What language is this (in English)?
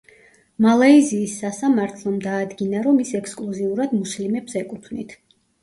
Georgian